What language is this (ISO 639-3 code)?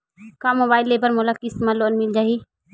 hne